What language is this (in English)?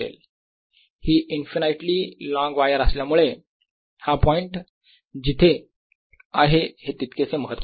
Marathi